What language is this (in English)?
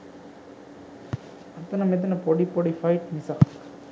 Sinhala